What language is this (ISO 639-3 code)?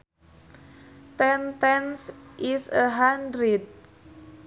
sun